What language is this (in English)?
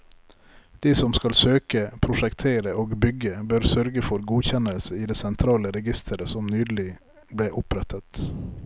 Norwegian